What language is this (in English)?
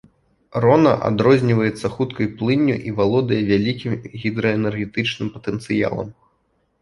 Belarusian